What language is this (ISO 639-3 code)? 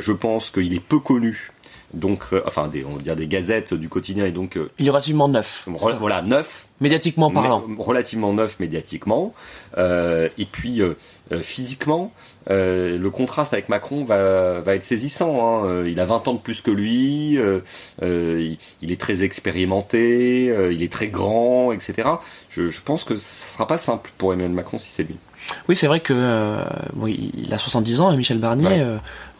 fra